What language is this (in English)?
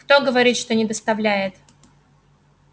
Russian